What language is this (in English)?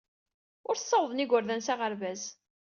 Kabyle